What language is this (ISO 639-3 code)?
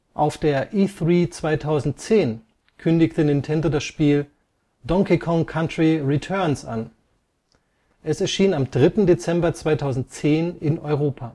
deu